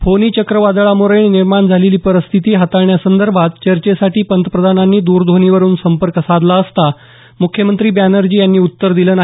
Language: Marathi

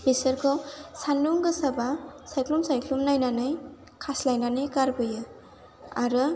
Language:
Bodo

